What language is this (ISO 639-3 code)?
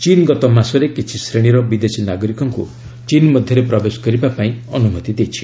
ori